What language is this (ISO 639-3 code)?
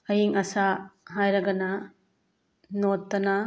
mni